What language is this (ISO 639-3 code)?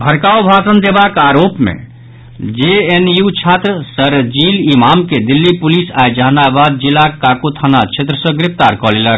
mai